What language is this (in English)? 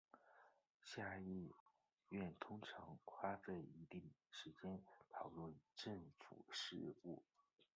Chinese